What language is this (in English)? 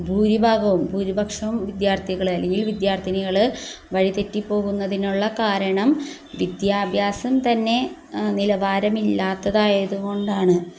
Malayalam